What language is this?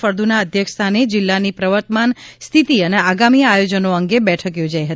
Gujarati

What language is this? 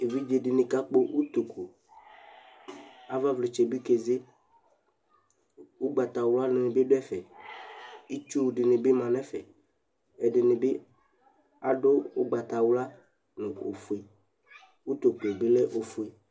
Ikposo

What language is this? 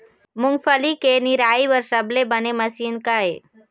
Chhattisgarhi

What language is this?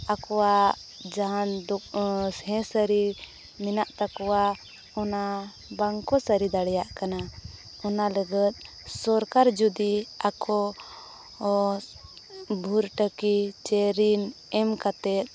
Santali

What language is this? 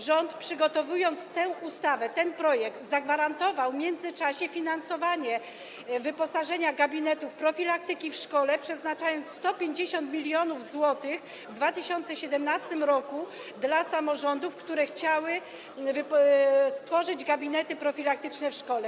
Polish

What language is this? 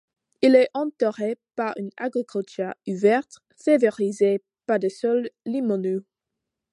French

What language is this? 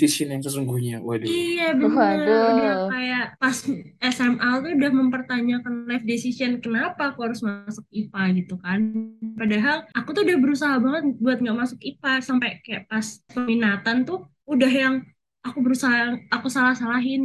Indonesian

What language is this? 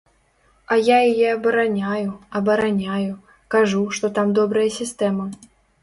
Belarusian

